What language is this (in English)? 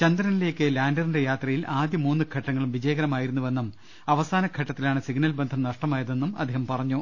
Malayalam